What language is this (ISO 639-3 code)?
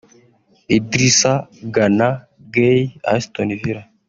kin